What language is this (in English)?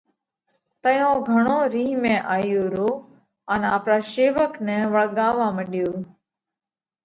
Parkari Koli